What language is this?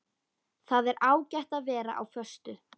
Icelandic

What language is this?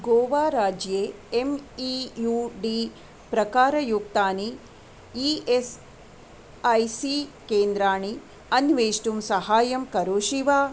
Sanskrit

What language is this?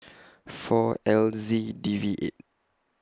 English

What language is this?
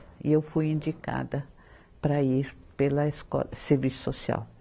Portuguese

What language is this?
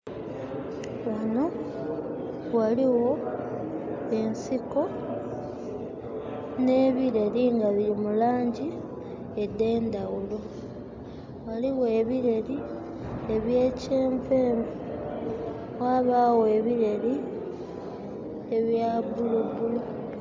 Soga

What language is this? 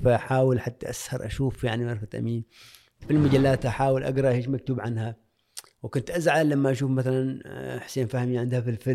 Arabic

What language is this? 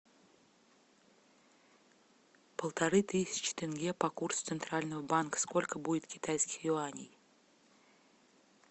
Russian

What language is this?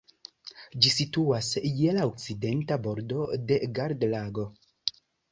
Esperanto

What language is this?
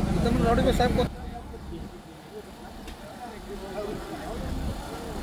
Hindi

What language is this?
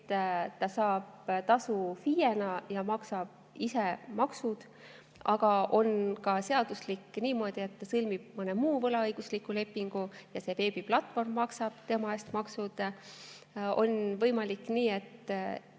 Estonian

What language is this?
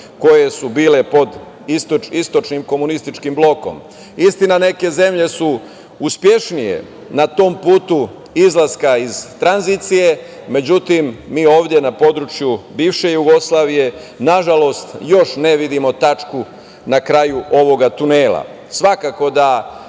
Serbian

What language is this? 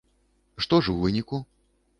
Belarusian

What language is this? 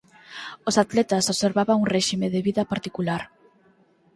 Galician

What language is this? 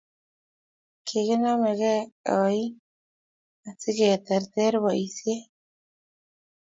Kalenjin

